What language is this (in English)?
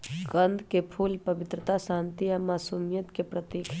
Magahi